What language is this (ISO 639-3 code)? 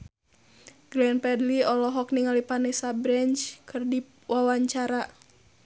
sun